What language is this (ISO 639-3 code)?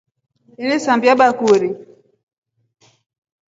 rof